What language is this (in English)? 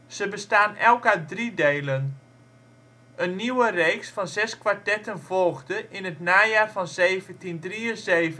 Dutch